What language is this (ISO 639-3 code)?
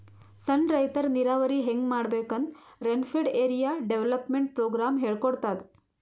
kan